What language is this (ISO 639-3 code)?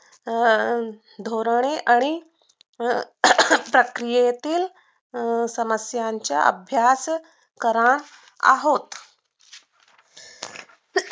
mar